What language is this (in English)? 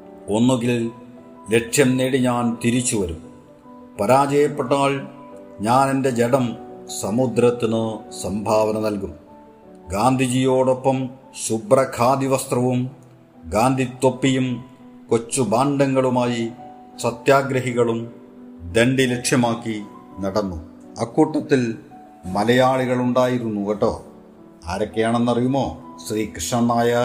Malayalam